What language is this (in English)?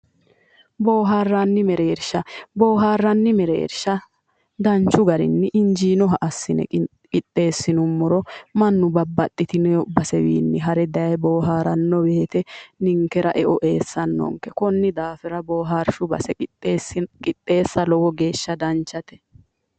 Sidamo